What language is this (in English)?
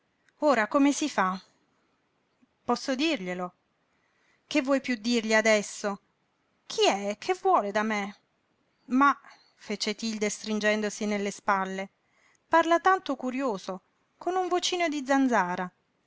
Italian